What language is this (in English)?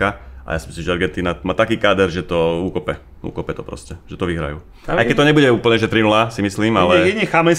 Slovak